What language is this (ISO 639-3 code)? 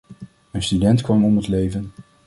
nld